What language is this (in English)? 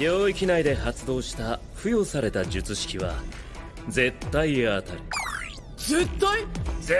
Japanese